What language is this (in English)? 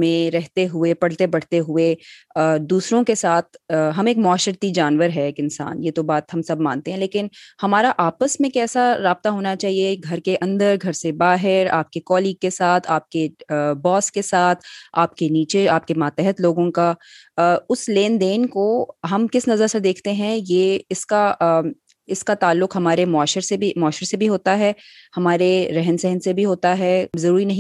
Urdu